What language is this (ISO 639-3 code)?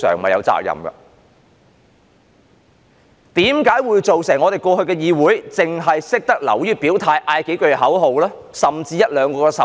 yue